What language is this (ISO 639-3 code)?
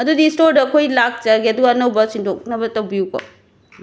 mni